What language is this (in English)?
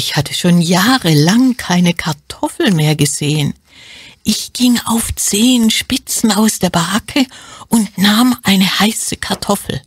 German